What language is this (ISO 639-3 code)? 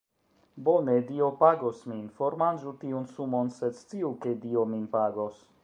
epo